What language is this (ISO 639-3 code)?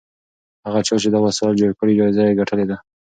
pus